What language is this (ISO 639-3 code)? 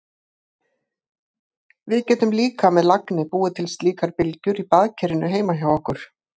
isl